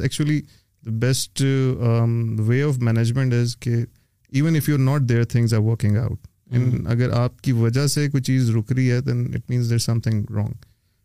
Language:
Urdu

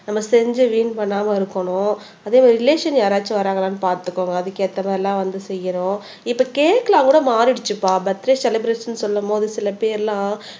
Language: Tamil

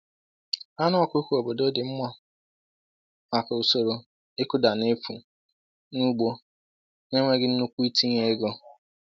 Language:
Igbo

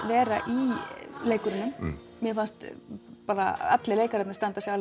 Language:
Icelandic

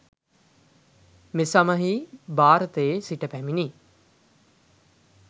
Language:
Sinhala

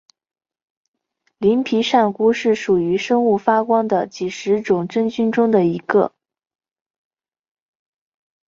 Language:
Chinese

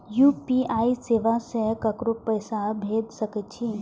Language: Maithili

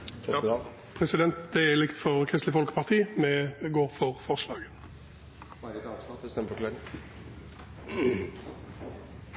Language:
Norwegian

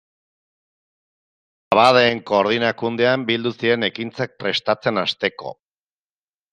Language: Basque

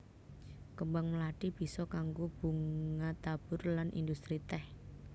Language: Javanese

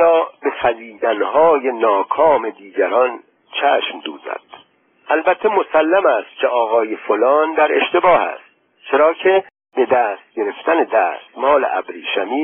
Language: Persian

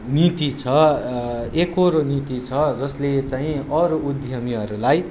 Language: Nepali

